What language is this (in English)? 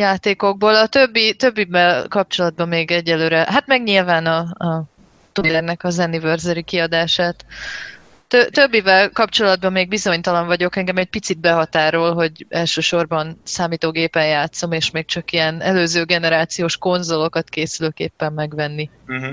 Hungarian